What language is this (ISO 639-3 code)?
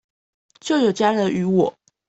zho